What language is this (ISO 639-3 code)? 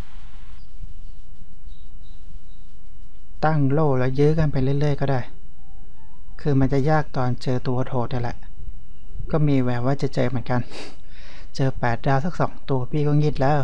tha